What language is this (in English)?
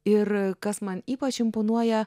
Lithuanian